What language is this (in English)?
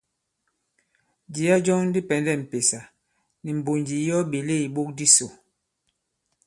Bankon